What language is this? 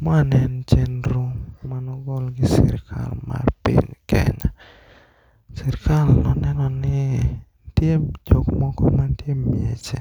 Luo (Kenya and Tanzania)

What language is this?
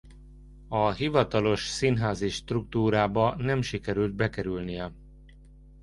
Hungarian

